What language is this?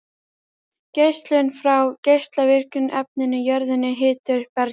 Icelandic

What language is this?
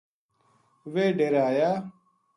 Gujari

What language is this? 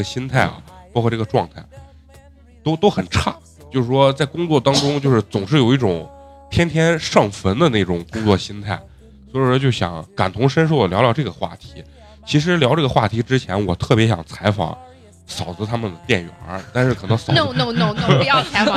Chinese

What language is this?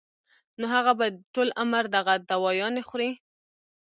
Pashto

